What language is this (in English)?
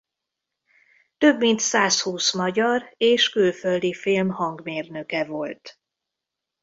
Hungarian